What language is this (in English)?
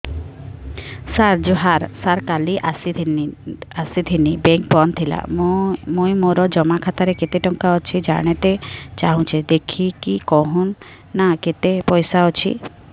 Odia